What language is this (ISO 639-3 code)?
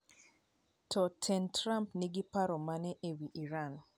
luo